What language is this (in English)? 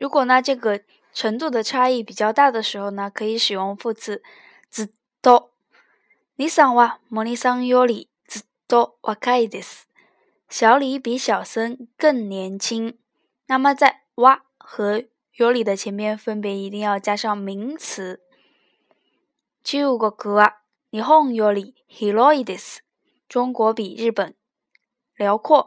Chinese